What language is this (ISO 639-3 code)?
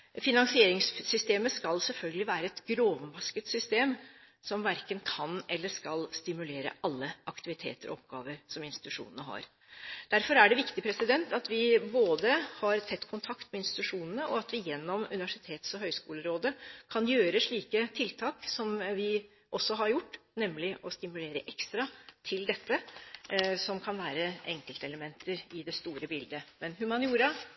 nob